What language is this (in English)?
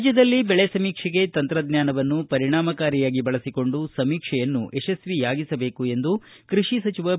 Kannada